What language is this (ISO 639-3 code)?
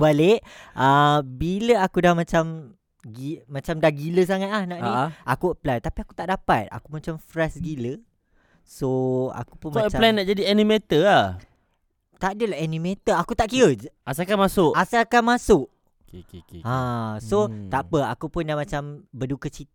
msa